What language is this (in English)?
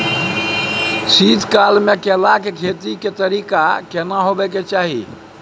Maithili